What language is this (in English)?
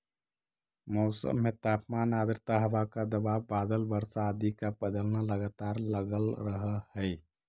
Magahi